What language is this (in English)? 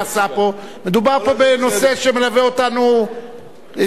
Hebrew